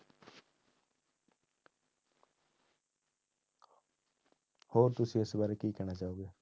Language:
Punjabi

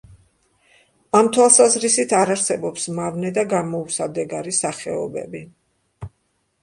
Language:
Georgian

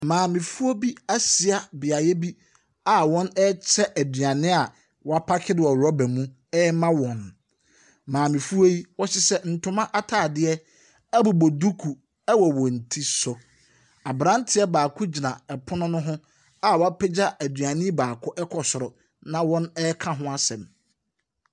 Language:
Akan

